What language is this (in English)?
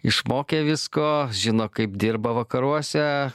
Lithuanian